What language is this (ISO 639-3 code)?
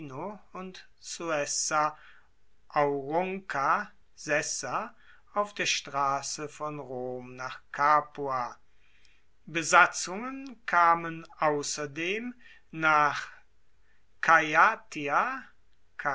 deu